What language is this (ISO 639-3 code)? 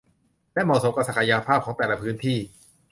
tha